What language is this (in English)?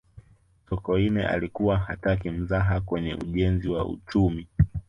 Swahili